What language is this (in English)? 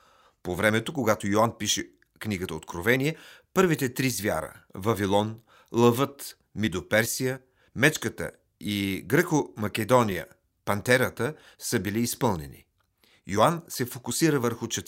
Bulgarian